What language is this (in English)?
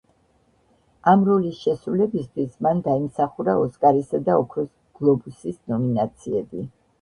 Georgian